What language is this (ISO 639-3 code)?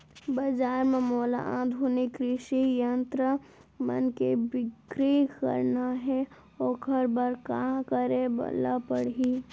hne